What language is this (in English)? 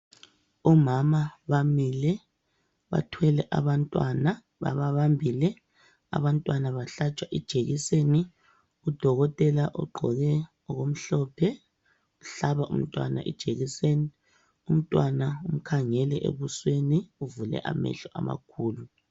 North Ndebele